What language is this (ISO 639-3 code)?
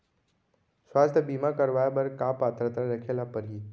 hne